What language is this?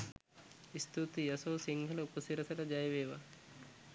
Sinhala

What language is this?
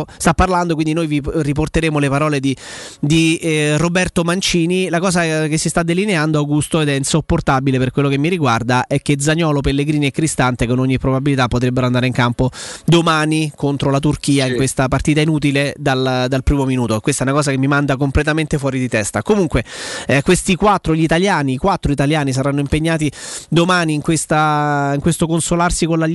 Italian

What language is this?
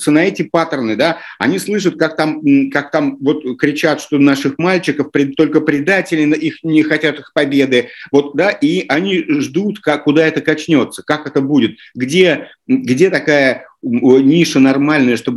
Russian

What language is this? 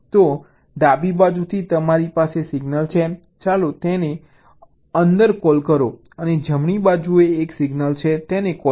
Gujarati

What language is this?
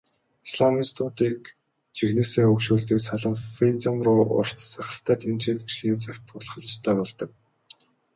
Mongolian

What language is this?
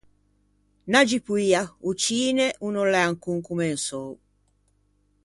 Ligurian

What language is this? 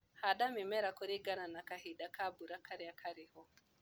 Kikuyu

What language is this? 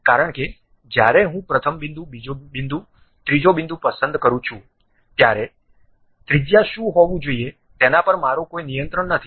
Gujarati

